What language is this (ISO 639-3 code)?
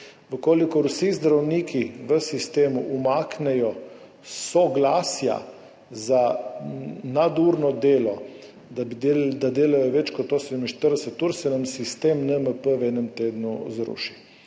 slv